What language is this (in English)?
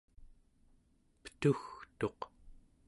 Central Yupik